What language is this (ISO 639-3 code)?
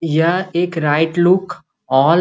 mag